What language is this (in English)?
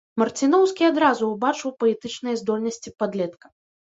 Belarusian